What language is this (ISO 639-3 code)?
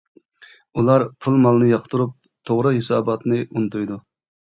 uig